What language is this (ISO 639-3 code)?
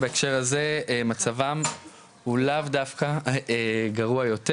heb